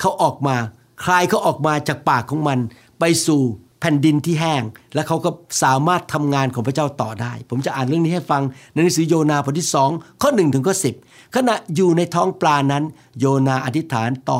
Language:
Thai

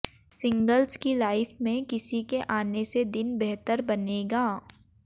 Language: Hindi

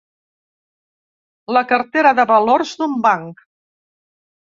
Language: Catalan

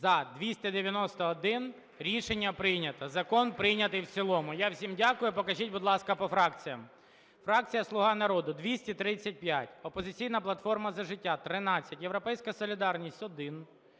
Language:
Ukrainian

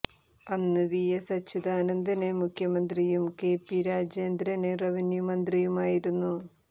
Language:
Malayalam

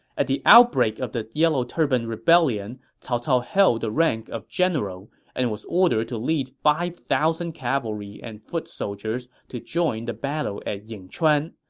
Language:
English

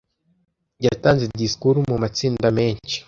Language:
Kinyarwanda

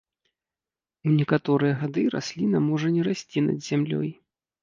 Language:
Belarusian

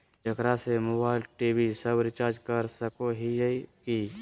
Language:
Magahi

